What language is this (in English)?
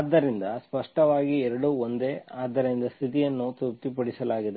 Kannada